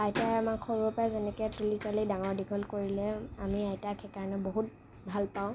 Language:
Assamese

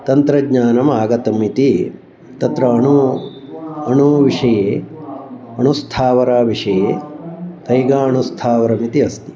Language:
Sanskrit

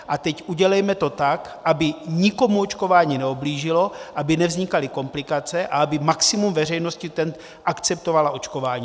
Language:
Czech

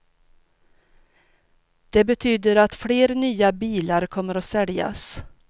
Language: Swedish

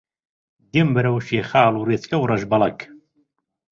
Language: Central Kurdish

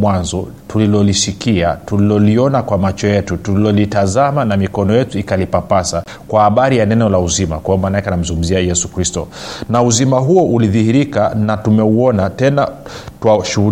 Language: Swahili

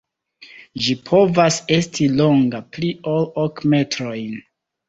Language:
Esperanto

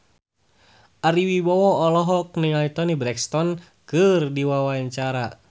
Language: Sundanese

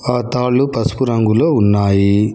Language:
Telugu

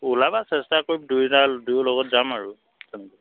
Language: Assamese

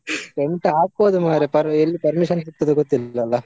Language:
Kannada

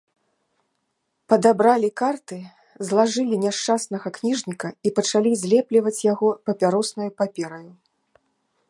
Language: Belarusian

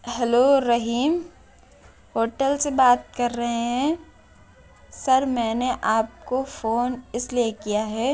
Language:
Urdu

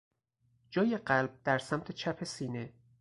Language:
Persian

